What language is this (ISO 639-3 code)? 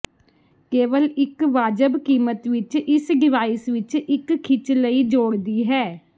pan